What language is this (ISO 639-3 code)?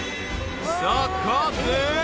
jpn